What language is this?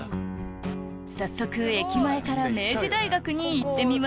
Japanese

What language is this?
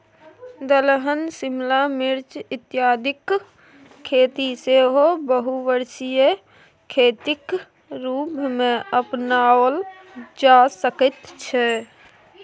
Maithili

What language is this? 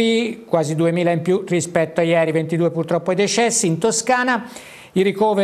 Italian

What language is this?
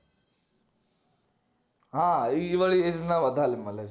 Gujarati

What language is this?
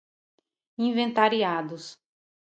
Portuguese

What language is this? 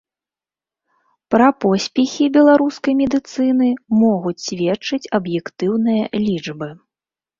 Belarusian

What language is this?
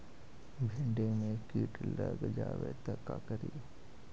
Magahi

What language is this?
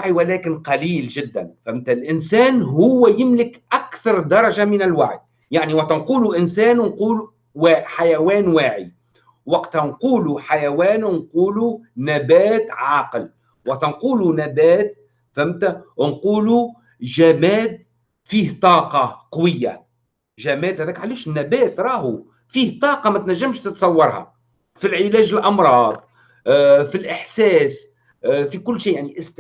Arabic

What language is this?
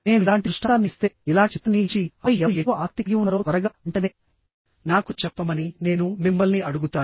Telugu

